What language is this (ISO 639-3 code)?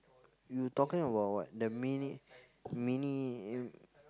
eng